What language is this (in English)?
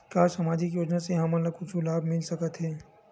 Chhattisgarhi